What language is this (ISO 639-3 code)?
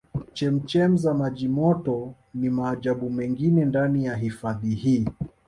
swa